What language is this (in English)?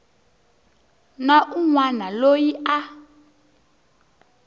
Tsonga